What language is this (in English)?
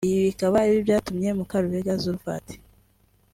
Kinyarwanda